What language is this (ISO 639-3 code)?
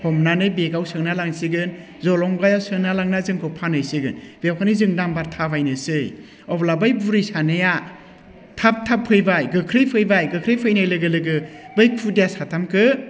brx